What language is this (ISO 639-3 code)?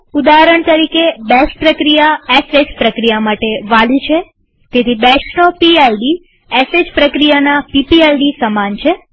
guj